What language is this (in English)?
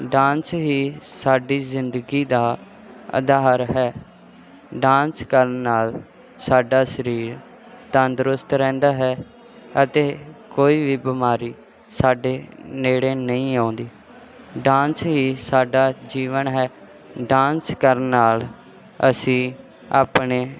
Punjabi